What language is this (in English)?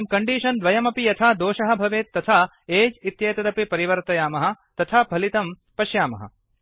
Sanskrit